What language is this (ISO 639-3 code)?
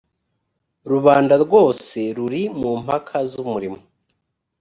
kin